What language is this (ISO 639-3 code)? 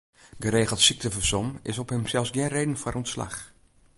fry